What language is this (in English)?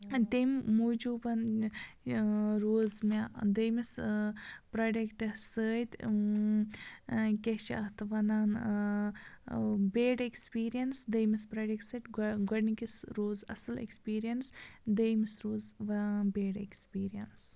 Kashmiri